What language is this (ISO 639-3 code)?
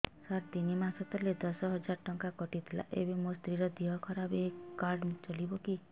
ori